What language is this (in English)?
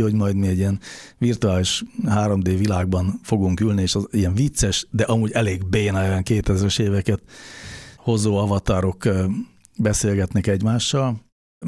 Hungarian